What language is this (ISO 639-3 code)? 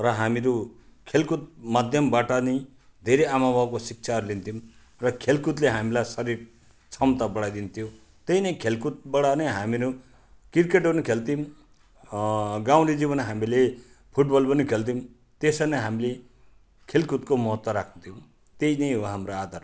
nep